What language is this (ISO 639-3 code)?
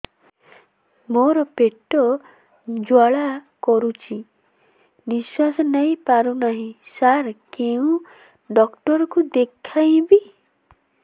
ori